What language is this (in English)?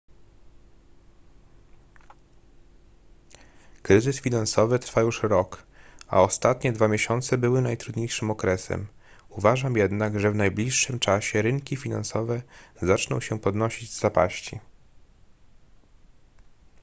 Polish